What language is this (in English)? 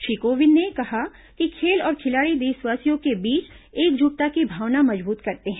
Hindi